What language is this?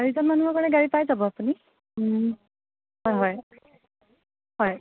Assamese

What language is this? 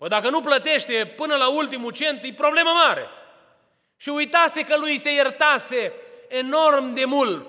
Romanian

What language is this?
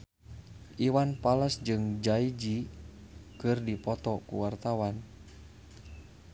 Sundanese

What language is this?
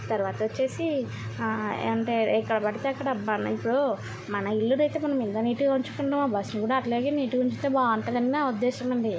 Telugu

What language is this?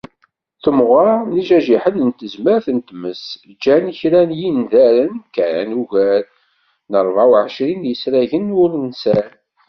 Kabyle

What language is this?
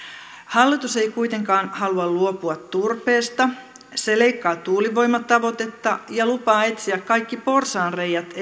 Finnish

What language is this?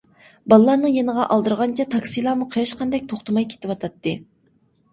Uyghur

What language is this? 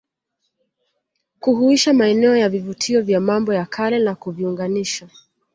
Swahili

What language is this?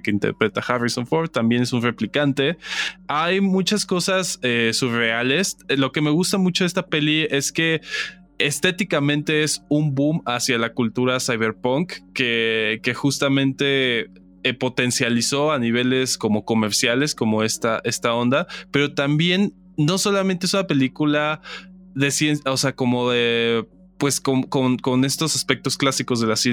Spanish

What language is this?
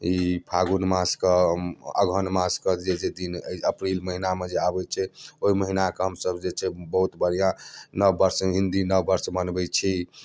Maithili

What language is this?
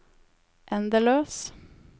Norwegian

